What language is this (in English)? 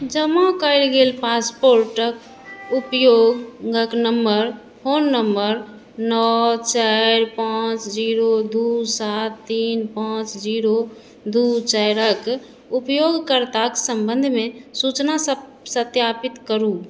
Maithili